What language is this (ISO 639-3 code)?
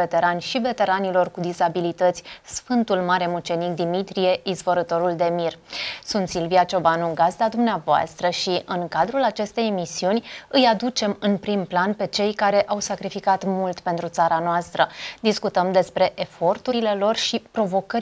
ron